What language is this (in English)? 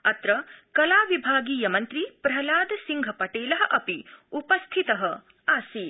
Sanskrit